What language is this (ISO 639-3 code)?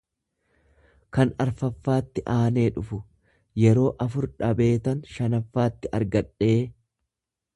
orm